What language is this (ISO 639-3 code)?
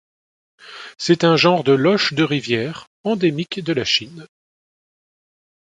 fra